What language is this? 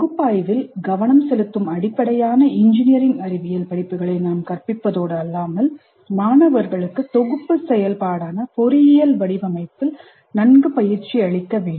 Tamil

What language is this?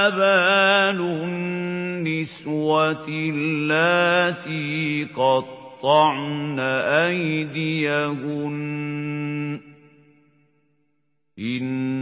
Arabic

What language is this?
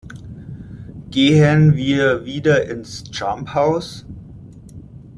German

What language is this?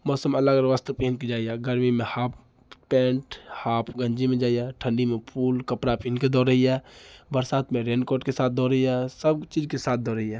Maithili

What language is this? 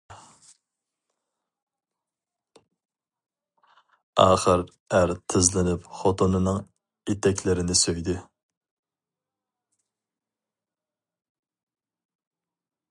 Uyghur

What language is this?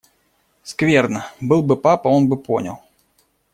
Russian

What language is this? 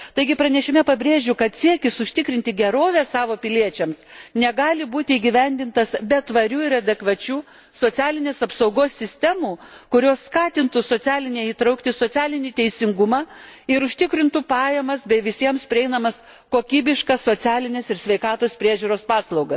Lithuanian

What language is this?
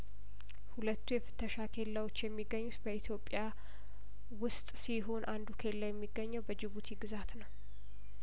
Amharic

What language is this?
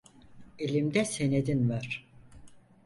Turkish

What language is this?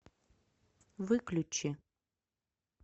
Russian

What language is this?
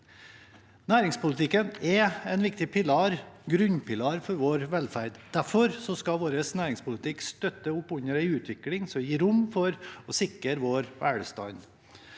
Norwegian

